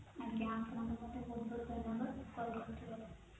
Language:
Odia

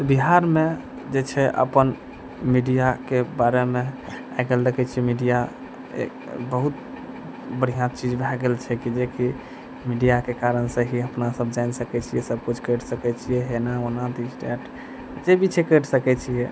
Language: Maithili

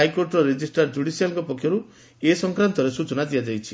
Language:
Odia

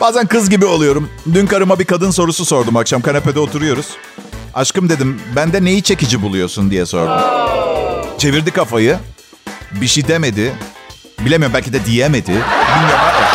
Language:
Turkish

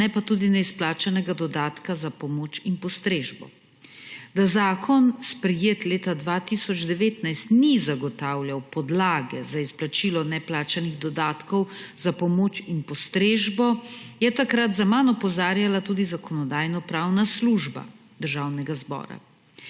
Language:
Slovenian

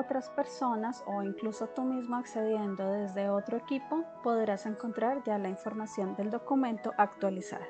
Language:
Spanish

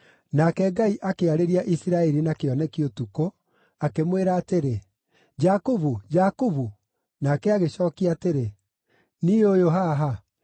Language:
Kikuyu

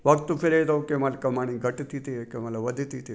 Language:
Sindhi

